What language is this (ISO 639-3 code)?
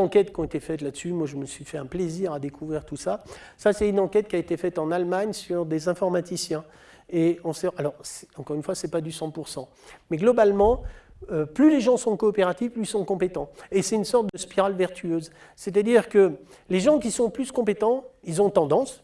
fra